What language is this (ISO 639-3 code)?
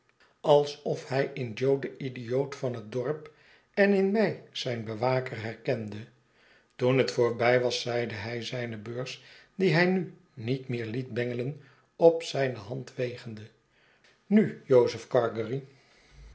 nld